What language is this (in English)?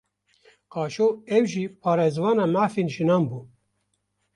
Kurdish